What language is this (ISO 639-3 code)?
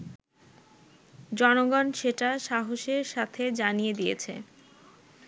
ben